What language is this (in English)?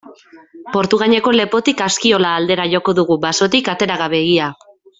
Basque